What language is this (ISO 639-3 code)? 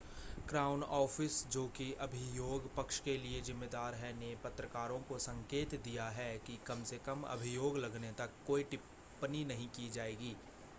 hin